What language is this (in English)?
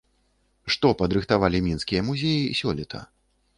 Belarusian